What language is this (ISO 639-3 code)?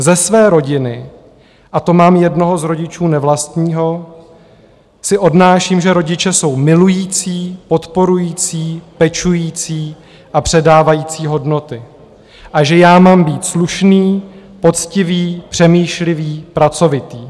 ces